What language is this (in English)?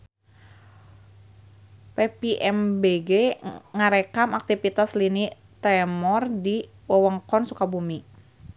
Sundanese